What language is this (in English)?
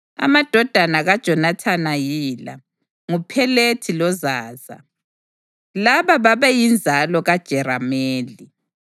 North Ndebele